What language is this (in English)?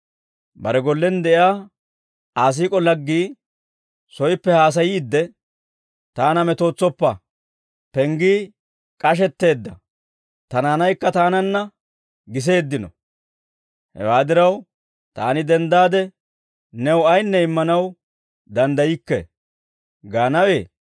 Dawro